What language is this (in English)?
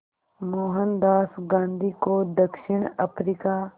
Hindi